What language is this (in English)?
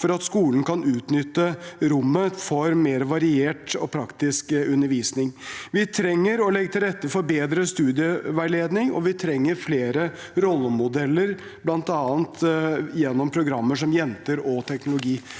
Norwegian